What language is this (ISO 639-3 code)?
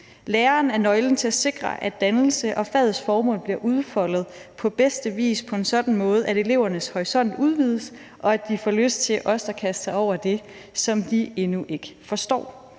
dan